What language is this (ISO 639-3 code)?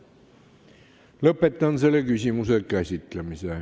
est